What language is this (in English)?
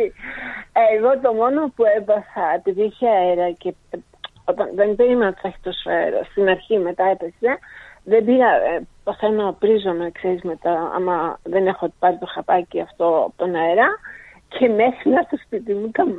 Greek